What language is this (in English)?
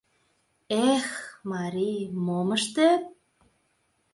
Mari